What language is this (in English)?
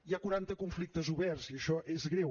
Catalan